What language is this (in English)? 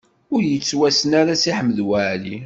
Kabyle